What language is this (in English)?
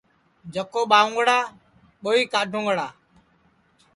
Sansi